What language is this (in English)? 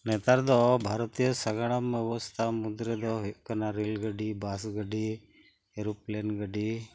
Santali